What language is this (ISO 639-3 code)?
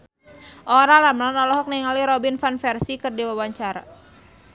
sun